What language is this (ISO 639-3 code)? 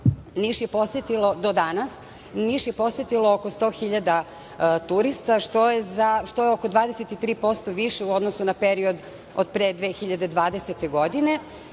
srp